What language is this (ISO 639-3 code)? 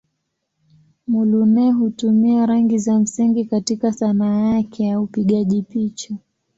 swa